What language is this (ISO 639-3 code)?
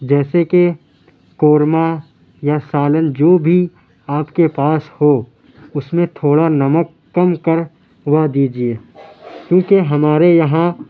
urd